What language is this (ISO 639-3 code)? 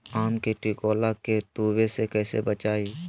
mag